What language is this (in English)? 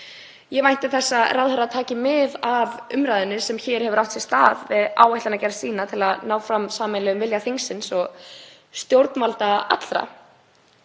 Icelandic